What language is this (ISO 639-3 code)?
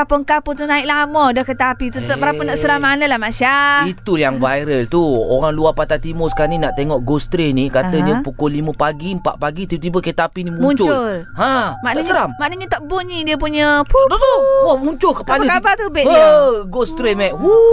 msa